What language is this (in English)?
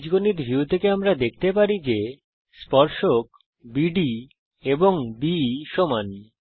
Bangla